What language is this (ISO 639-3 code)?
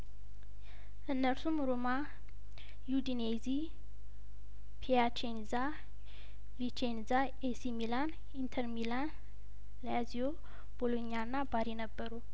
amh